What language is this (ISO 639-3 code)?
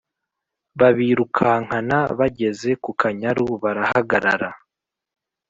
kin